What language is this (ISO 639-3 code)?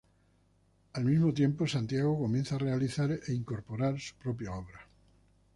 spa